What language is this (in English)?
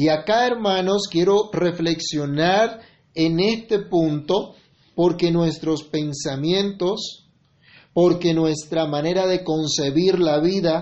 Spanish